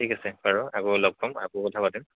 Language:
Assamese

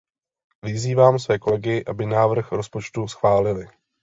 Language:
Czech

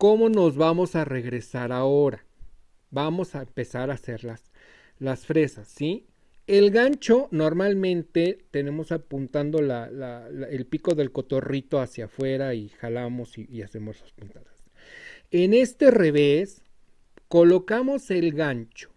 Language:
Spanish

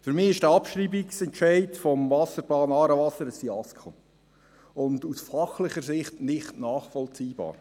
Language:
Swiss German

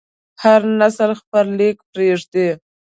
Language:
Pashto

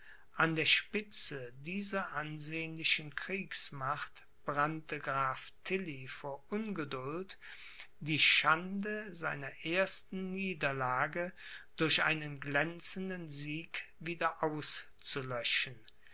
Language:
German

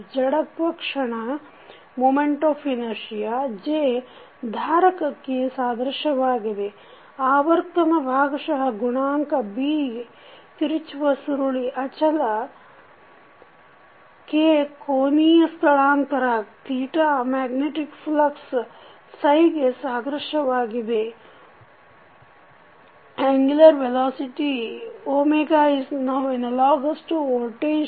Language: Kannada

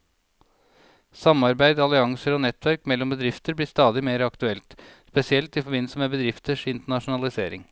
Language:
Norwegian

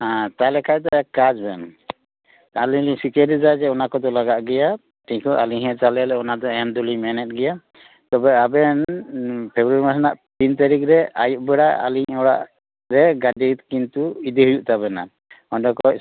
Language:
Santali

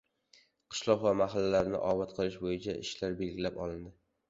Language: Uzbek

